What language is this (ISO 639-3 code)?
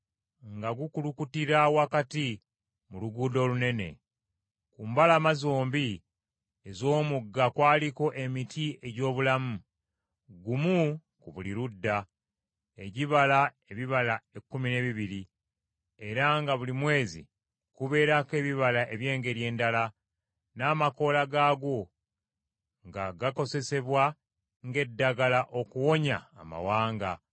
lug